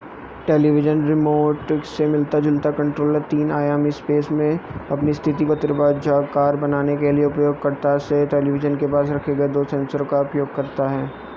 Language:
Hindi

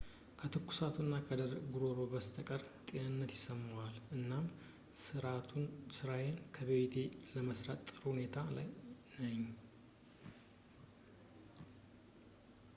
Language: Amharic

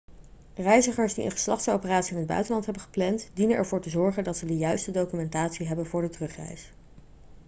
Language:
Dutch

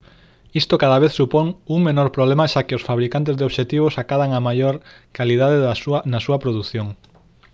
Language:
Galician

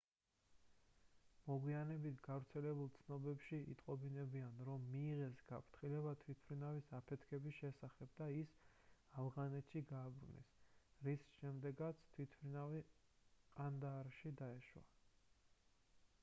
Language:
Georgian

